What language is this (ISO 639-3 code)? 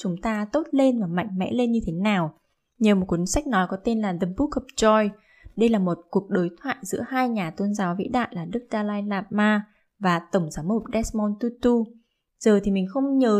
vie